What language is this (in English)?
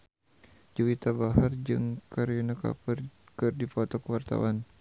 Sundanese